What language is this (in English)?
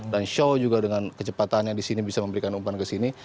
Indonesian